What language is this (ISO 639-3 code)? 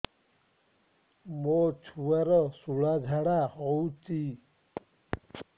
ori